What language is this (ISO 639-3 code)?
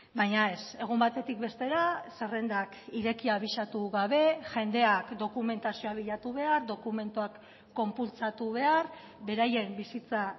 eus